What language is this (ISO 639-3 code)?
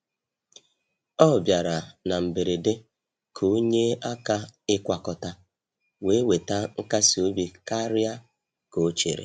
ibo